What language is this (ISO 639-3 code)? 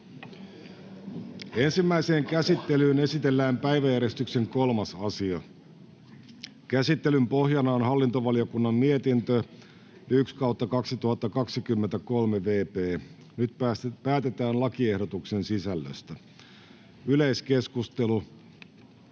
fin